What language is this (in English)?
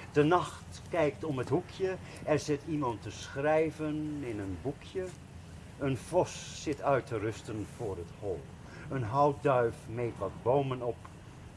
Dutch